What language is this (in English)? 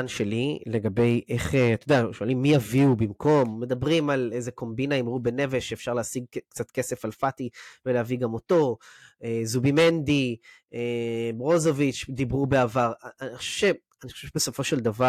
Hebrew